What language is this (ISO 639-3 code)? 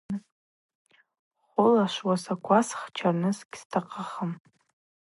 abq